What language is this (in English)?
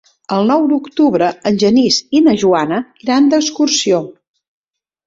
Catalan